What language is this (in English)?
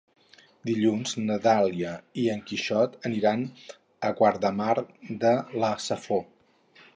Catalan